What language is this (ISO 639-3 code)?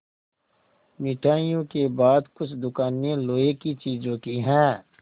hin